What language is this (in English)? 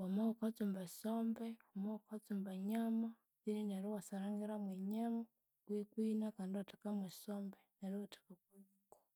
Konzo